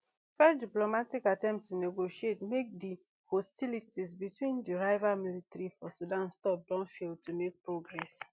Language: Nigerian Pidgin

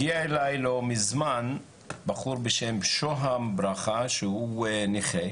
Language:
Hebrew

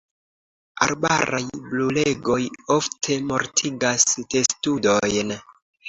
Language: Esperanto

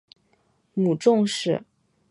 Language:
Chinese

